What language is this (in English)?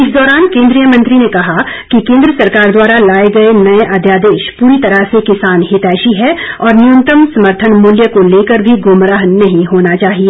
Hindi